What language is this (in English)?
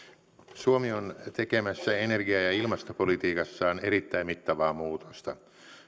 Finnish